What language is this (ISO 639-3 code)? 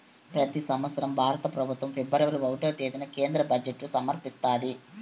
tel